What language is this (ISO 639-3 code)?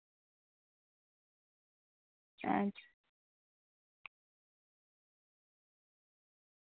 sat